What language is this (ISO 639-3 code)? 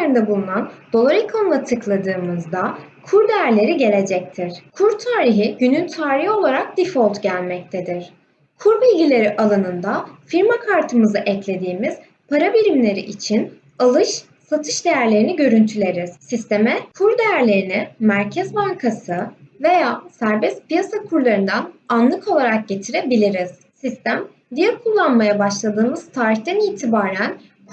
tur